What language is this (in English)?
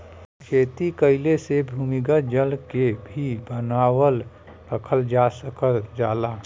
Bhojpuri